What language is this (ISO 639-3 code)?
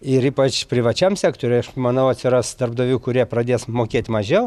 lit